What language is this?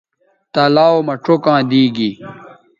Bateri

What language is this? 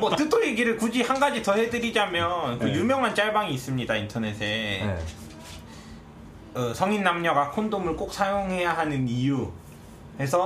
Korean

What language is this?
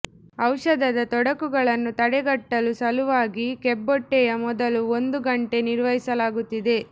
Kannada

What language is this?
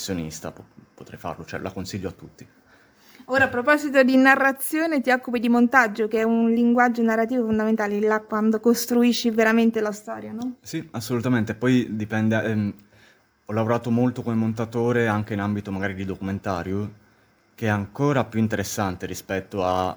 Italian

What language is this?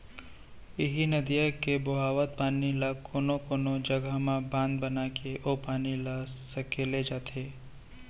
Chhattisgarhi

